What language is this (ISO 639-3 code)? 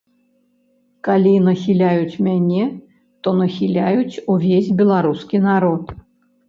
bel